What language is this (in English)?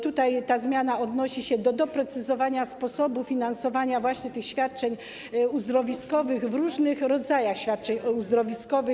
Polish